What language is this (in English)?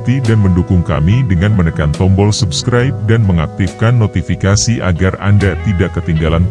Indonesian